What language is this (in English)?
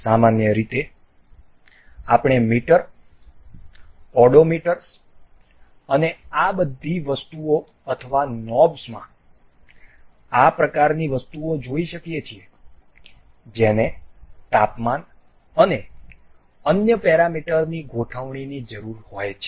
Gujarati